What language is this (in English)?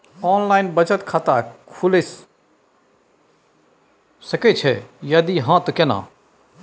Maithili